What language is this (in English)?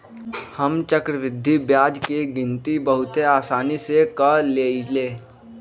Magahi